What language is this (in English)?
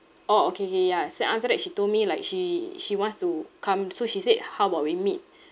English